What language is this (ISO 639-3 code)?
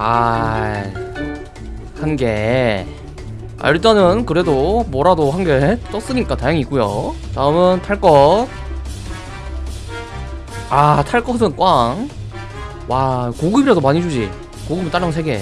kor